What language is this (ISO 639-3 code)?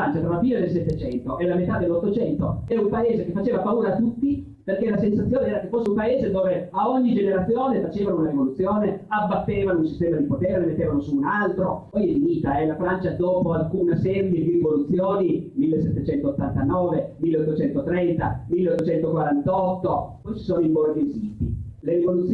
ita